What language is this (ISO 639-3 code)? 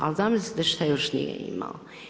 hrv